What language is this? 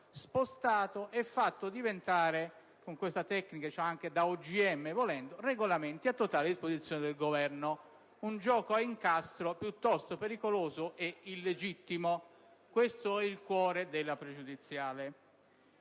Italian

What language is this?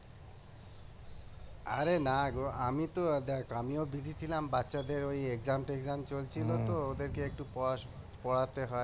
Bangla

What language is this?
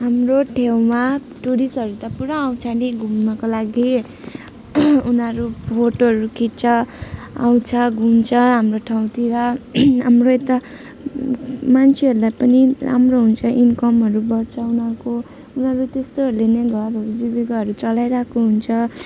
Nepali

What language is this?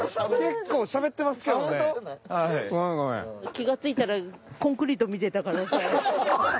Japanese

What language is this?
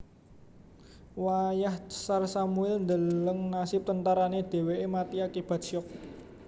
Javanese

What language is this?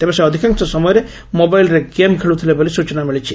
Odia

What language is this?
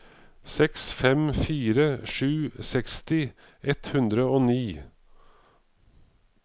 Norwegian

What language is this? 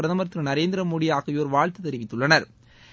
Tamil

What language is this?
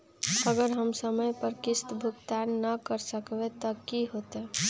Magahi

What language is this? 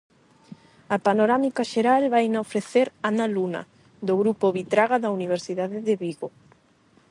Galician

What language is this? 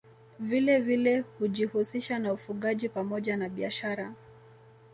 Swahili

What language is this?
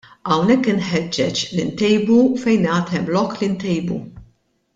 Maltese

